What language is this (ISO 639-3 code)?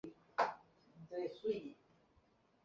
zho